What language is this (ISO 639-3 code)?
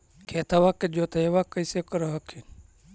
mag